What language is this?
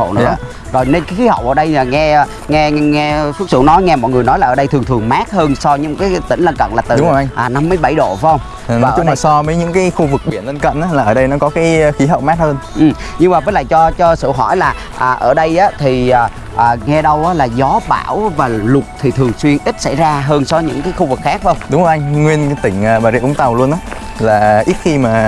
Vietnamese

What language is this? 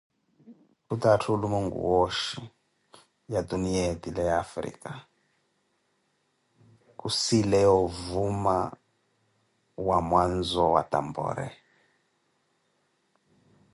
Koti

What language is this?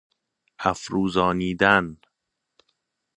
Persian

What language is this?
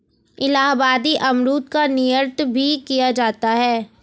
Hindi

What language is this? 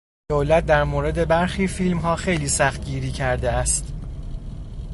Persian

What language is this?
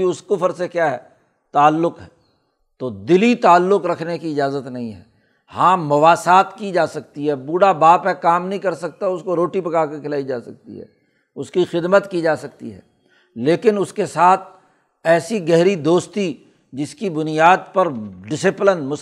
Urdu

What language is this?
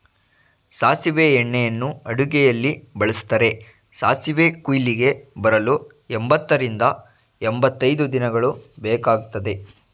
Kannada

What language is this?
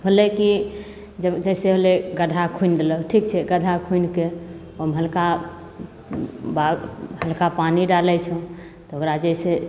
Maithili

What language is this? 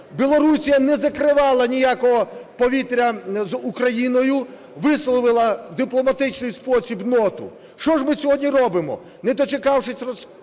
Ukrainian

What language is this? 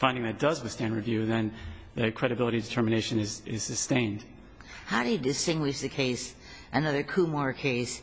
English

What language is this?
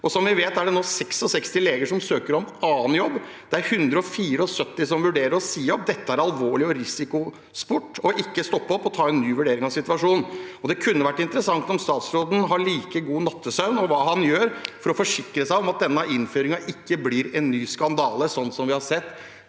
Norwegian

